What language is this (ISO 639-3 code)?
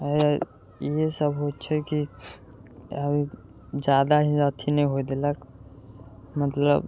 mai